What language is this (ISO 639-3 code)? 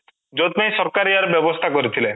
ori